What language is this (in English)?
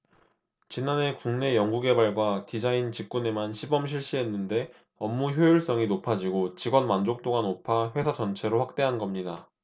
Korean